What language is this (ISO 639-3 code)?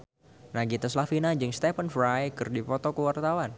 sun